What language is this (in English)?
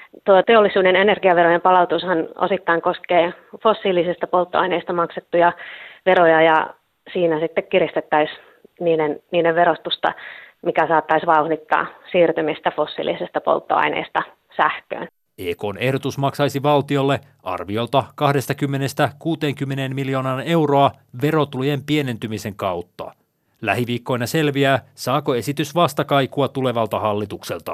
Finnish